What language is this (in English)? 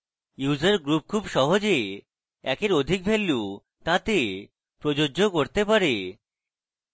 Bangla